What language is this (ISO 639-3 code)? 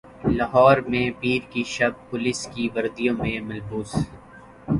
urd